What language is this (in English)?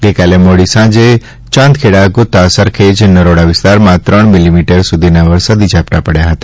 Gujarati